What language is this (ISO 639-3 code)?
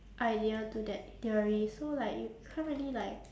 eng